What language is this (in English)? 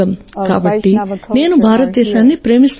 Telugu